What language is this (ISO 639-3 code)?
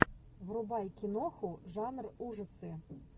rus